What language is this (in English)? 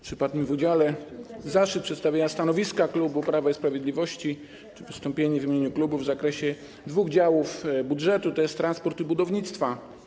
Polish